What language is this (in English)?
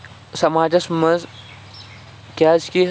Kashmiri